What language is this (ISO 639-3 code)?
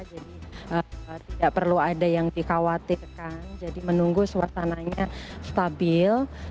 ind